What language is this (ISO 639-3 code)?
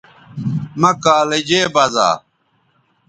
btv